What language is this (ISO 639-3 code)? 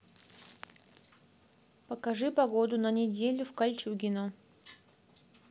rus